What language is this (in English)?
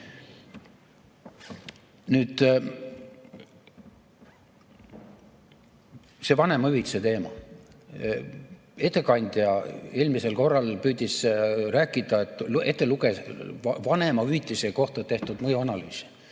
Estonian